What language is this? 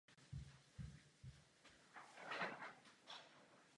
Czech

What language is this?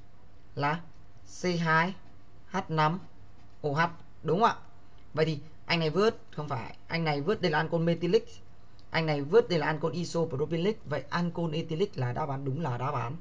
Vietnamese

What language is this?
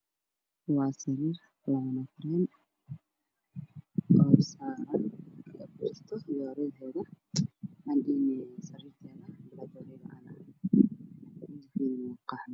Somali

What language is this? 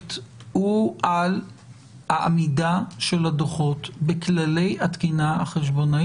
Hebrew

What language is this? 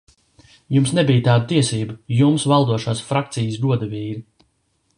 Latvian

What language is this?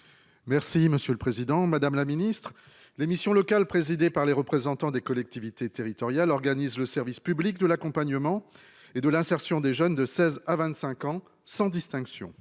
French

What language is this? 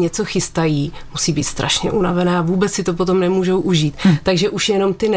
Czech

